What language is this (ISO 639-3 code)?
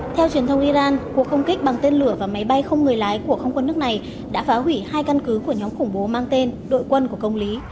vie